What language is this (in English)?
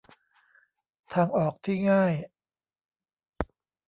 Thai